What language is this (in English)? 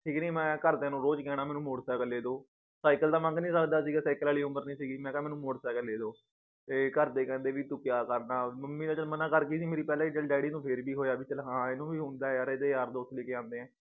Punjabi